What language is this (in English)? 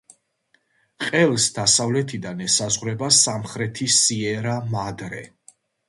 Georgian